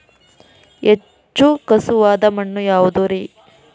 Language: Kannada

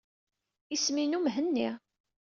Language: Kabyle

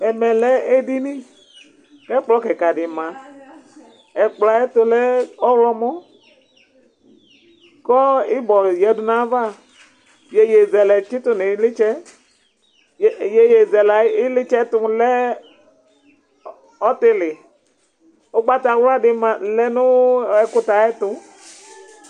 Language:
Ikposo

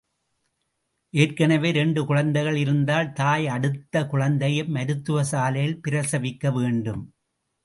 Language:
Tamil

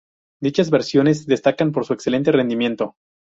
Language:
Spanish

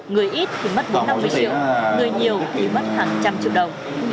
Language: Vietnamese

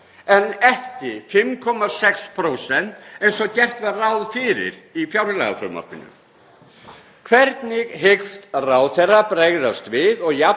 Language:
Icelandic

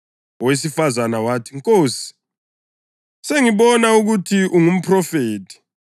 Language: North Ndebele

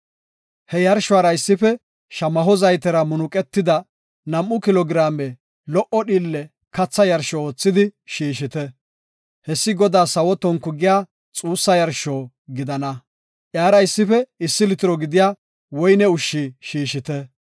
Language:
Gofa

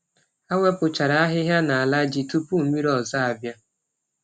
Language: Igbo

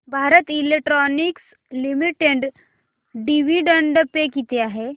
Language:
Marathi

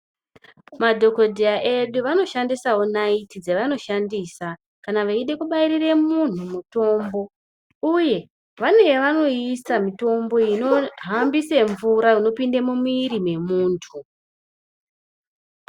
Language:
Ndau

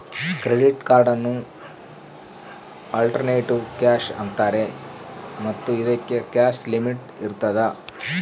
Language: Kannada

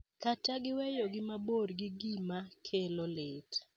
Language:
Luo (Kenya and Tanzania)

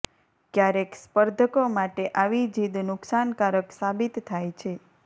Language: Gujarati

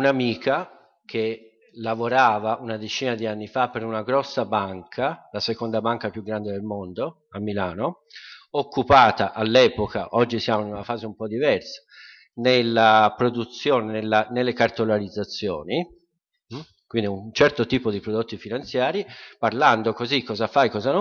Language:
Italian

